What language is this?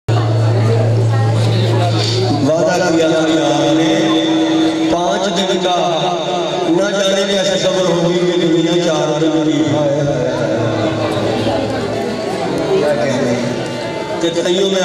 Arabic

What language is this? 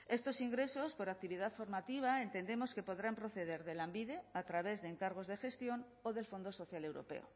Spanish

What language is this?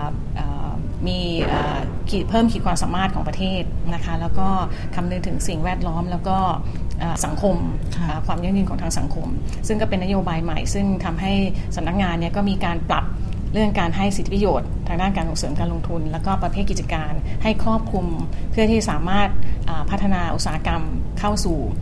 Thai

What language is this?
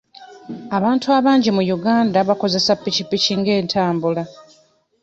Ganda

